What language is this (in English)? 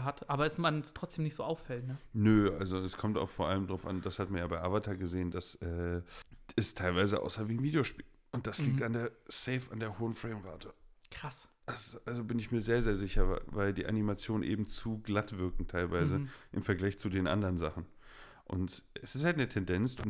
German